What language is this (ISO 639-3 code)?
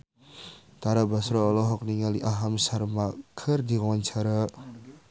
sun